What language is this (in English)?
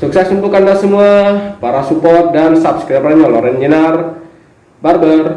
Indonesian